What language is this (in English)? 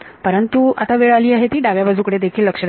Marathi